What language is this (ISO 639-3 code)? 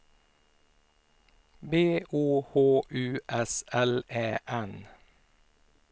swe